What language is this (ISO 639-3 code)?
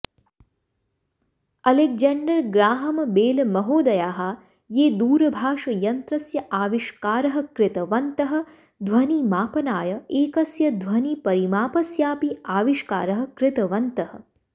san